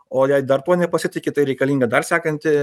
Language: Lithuanian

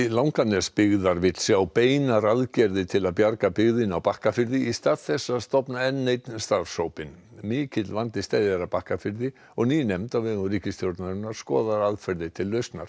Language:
Icelandic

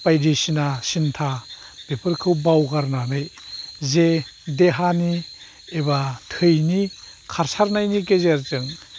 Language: Bodo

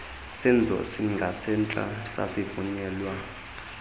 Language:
Xhosa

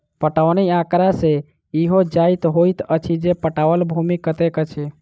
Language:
Maithili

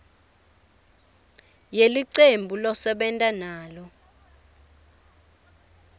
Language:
Swati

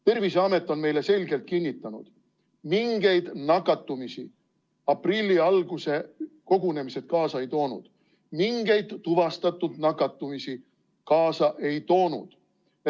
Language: Estonian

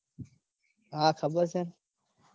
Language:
Gujarati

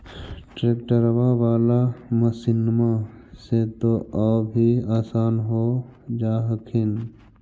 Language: Magahi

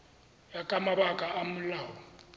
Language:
Tswana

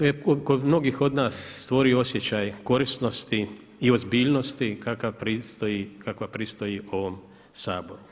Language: Croatian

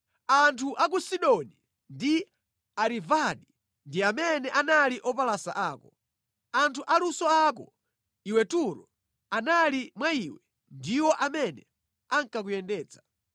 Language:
Nyanja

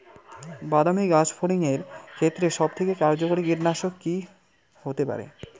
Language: Bangla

